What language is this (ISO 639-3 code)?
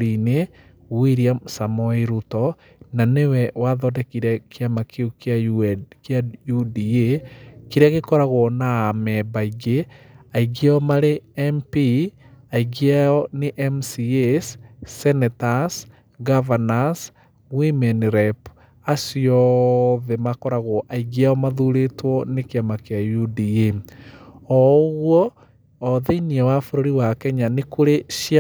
kik